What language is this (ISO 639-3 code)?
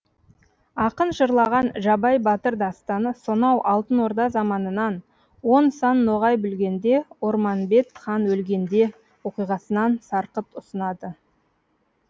kaz